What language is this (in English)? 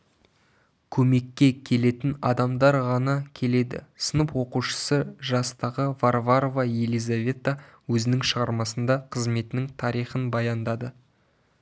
Kazakh